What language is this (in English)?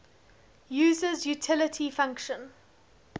English